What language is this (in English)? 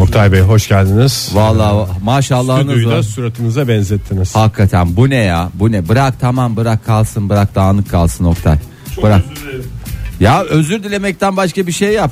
Turkish